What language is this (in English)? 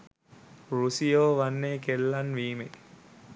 Sinhala